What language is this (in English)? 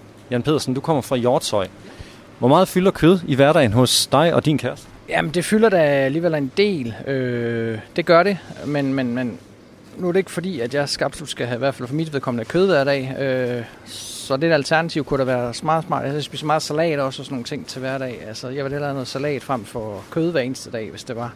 Danish